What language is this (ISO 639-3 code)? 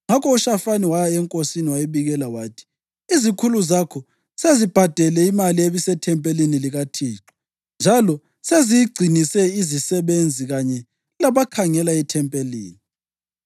nde